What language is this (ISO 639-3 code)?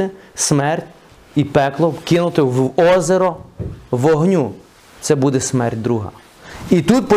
ukr